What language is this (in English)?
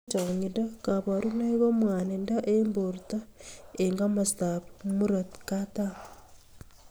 Kalenjin